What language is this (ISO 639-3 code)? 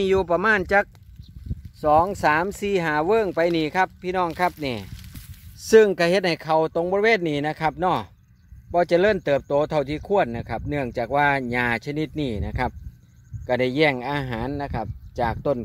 tha